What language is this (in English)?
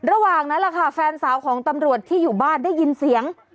Thai